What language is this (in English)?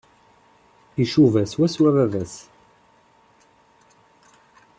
Kabyle